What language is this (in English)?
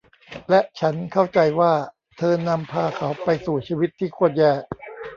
Thai